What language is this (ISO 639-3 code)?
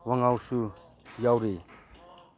mni